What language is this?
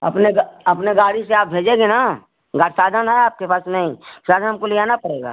Hindi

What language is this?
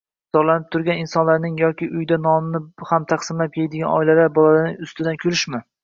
Uzbek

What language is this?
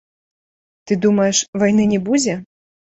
Belarusian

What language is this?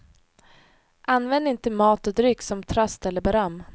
Swedish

